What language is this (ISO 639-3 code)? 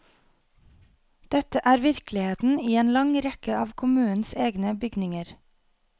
nor